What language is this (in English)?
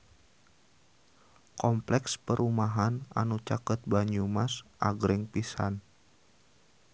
Sundanese